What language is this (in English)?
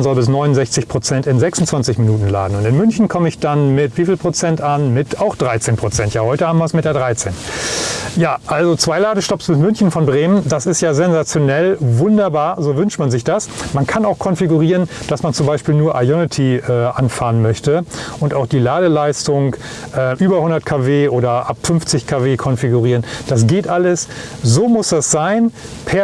German